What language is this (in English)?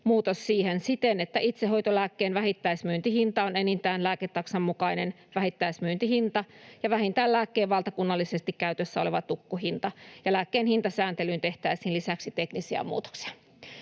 Finnish